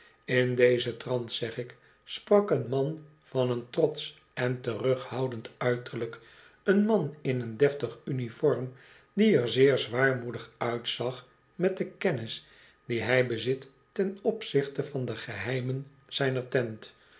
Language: Dutch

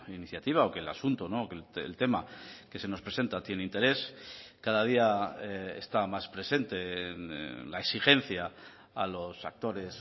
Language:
Spanish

